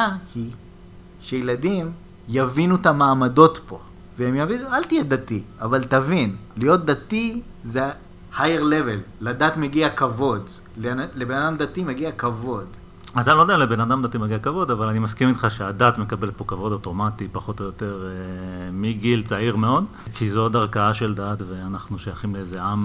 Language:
Hebrew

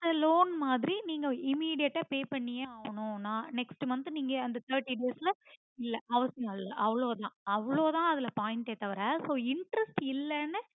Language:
Tamil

